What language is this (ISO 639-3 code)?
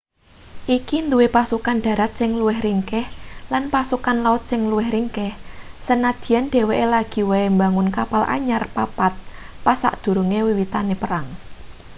jav